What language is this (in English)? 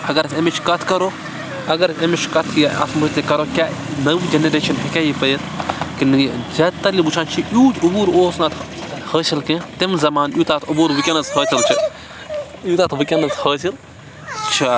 Kashmiri